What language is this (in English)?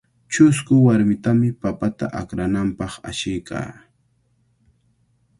Cajatambo North Lima Quechua